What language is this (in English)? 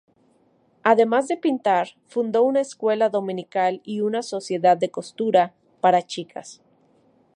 Spanish